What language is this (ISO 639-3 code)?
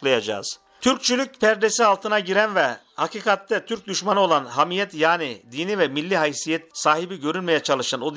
tur